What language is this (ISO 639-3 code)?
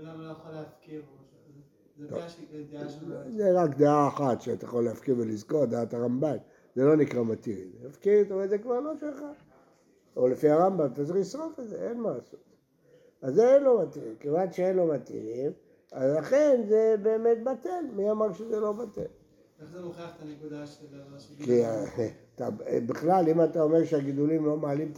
heb